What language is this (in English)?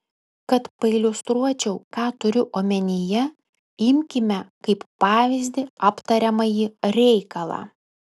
Lithuanian